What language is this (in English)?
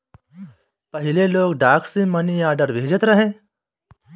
Bhojpuri